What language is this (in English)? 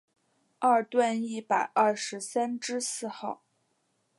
Chinese